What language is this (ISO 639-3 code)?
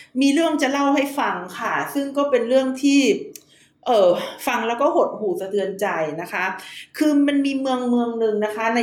tha